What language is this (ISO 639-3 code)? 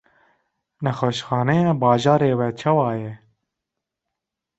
kur